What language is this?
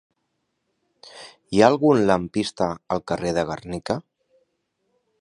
Catalan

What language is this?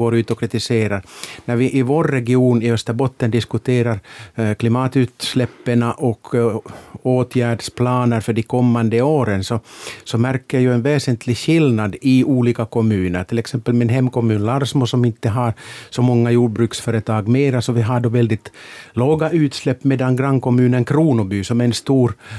Swedish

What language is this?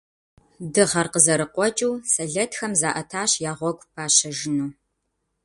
Kabardian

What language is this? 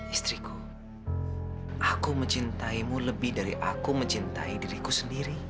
Indonesian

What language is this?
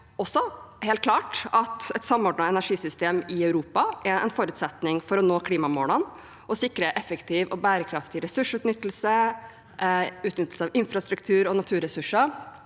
Norwegian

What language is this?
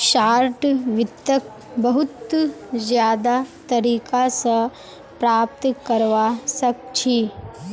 Magahi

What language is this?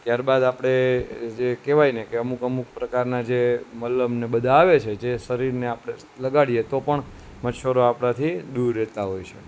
Gujarati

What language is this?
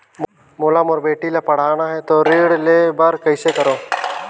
Chhattisgarhi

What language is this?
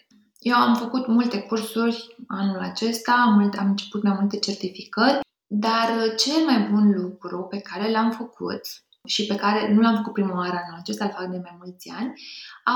Romanian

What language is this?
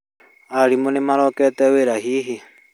Kikuyu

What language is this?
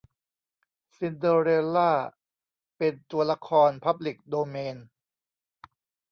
Thai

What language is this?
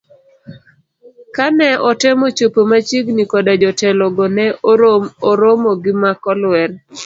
Luo (Kenya and Tanzania)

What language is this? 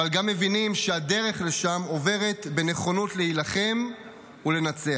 Hebrew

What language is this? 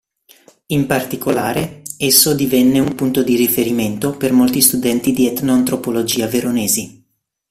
Italian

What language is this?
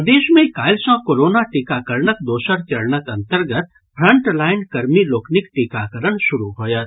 Maithili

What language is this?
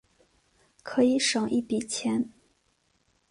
Chinese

